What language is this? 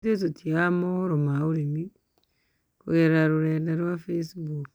Kikuyu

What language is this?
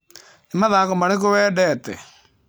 Kikuyu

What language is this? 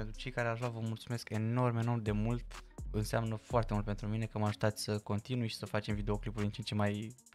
Romanian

